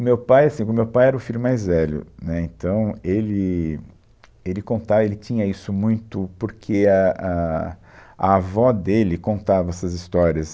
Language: Portuguese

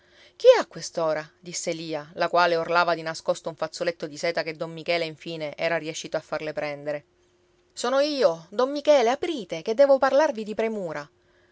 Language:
Italian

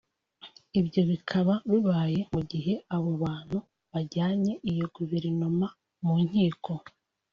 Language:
Kinyarwanda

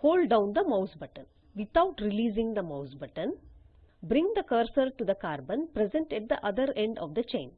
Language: English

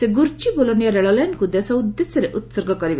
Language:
Odia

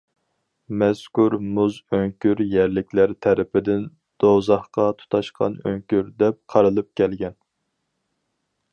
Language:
Uyghur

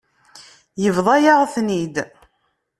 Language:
Kabyle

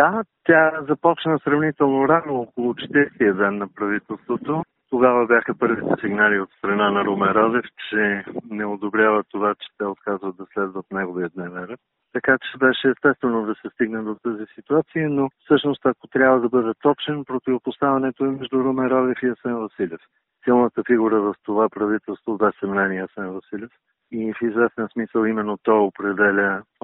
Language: Bulgarian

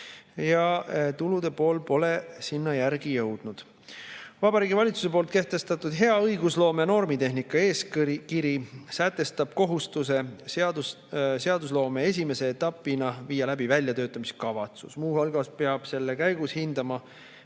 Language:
Estonian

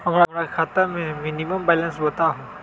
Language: Magahi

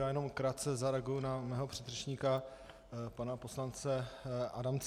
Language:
Czech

